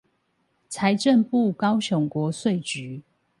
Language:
Chinese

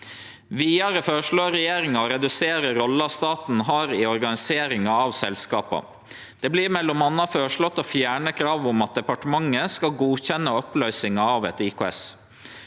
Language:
Norwegian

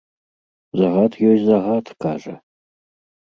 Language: Belarusian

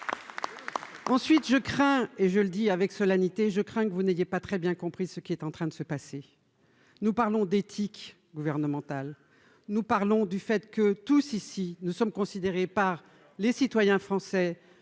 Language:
French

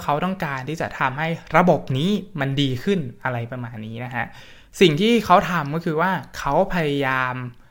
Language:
Thai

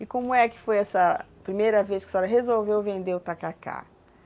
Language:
Portuguese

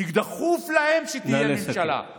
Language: Hebrew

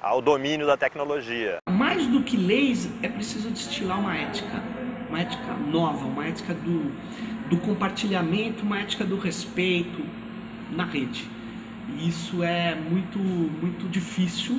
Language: Portuguese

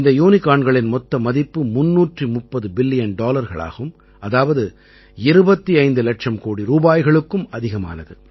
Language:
Tamil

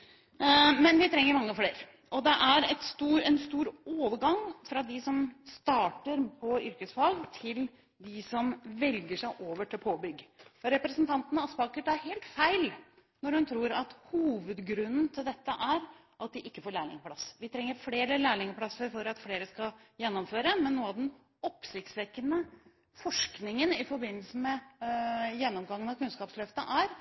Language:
Norwegian Bokmål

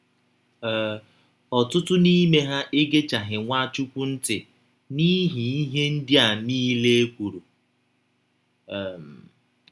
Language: Igbo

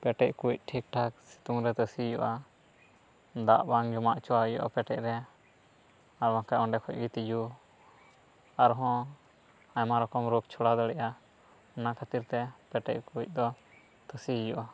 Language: Santali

